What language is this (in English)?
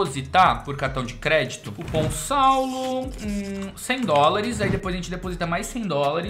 Portuguese